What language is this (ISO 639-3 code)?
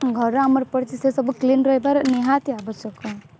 ori